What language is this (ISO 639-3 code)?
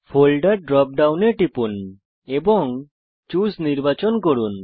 ben